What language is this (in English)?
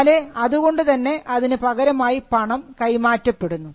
Malayalam